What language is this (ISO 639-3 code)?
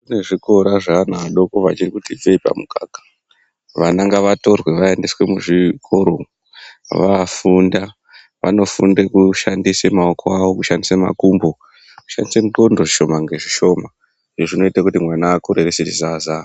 ndc